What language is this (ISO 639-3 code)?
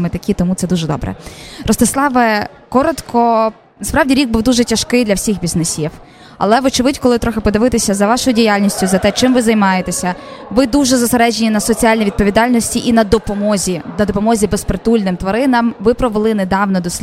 ukr